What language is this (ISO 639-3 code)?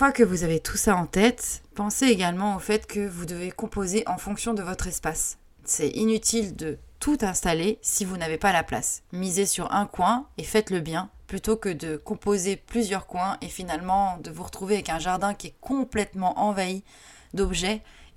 fra